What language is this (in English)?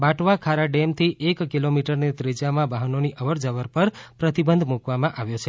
Gujarati